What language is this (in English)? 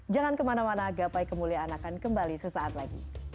Indonesian